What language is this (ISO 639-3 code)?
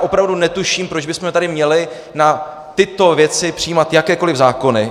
ces